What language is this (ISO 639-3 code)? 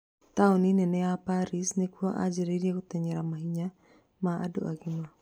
kik